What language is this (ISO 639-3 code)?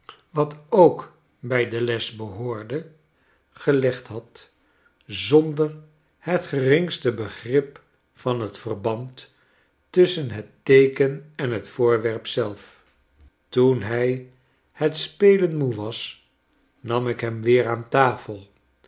nld